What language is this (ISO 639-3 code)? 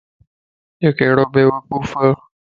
lss